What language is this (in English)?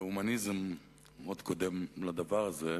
Hebrew